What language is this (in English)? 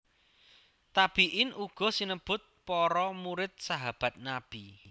Javanese